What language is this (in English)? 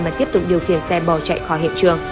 Vietnamese